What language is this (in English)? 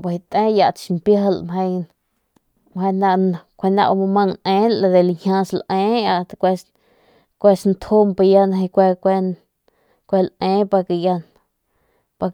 Northern Pame